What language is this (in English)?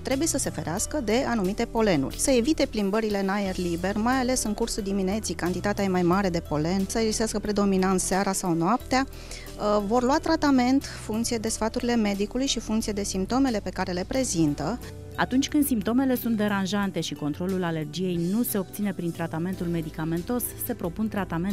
Romanian